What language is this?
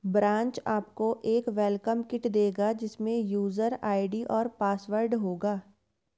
Hindi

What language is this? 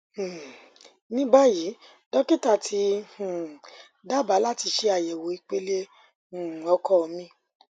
Yoruba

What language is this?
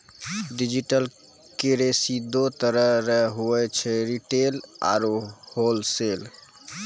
Maithili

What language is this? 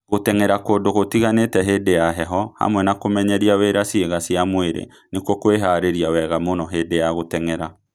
Kikuyu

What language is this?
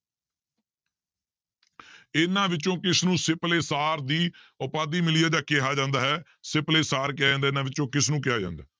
Punjabi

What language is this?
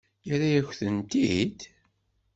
Kabyle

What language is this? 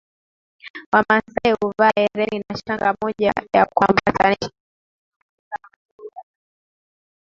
Swahili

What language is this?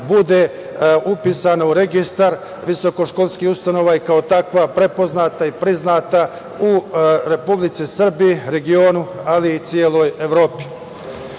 Serbian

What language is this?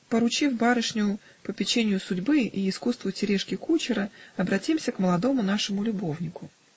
Russian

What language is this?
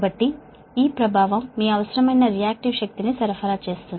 Telugu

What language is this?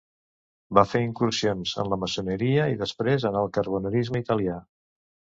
Catalan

